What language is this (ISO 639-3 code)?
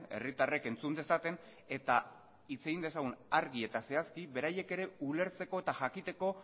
eus